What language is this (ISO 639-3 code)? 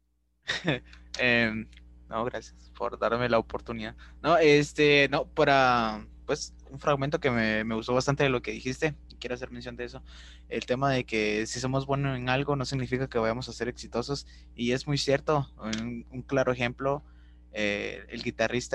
spa